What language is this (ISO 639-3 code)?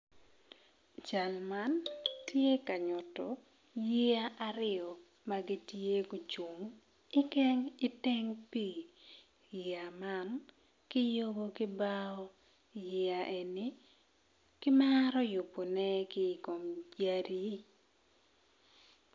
ach